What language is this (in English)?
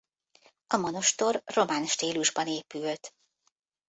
Hungarian